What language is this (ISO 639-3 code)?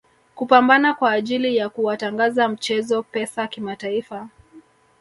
swa